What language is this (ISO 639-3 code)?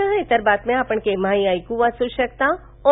mar